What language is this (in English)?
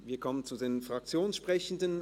Swiss German